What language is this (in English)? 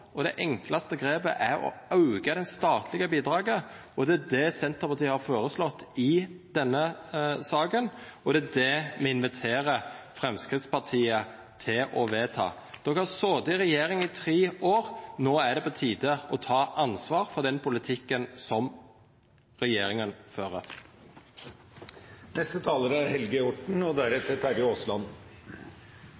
Norwegian Nynorsk